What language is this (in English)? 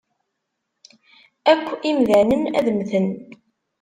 Kabyle